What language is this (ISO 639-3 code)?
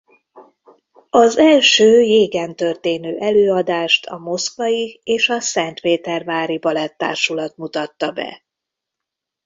hun